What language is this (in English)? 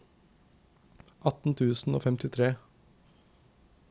Norwegian